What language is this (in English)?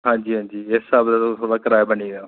Dogri